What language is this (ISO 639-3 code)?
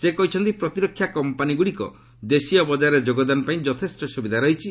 ori